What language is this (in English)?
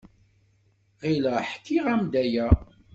Kabyle